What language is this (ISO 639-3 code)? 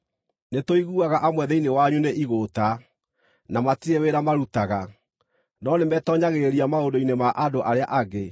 kik